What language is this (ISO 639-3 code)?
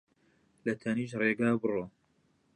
ckb